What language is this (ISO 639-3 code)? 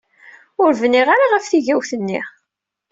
kab